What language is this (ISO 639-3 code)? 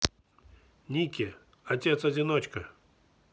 rus